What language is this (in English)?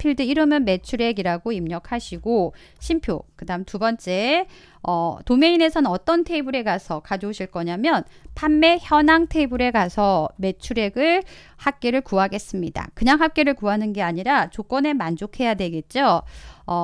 Korean